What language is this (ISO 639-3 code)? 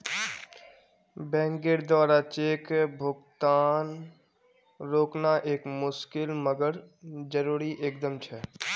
mag